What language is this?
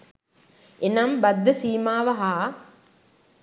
Sinhala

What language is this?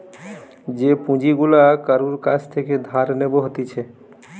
Bangla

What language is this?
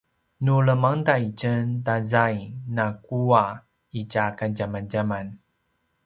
Paiwan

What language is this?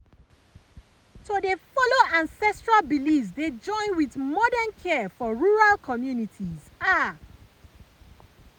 Nigerian Pidgin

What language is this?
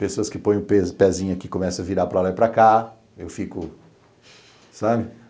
Portuguese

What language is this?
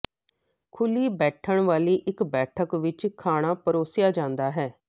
Punjabi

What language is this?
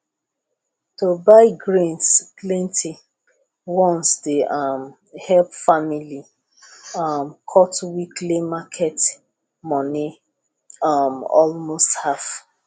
Nigerian Pidgin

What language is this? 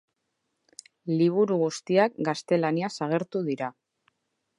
Basque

